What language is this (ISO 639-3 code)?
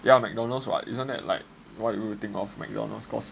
eng